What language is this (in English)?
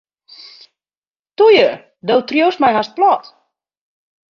Western Frisian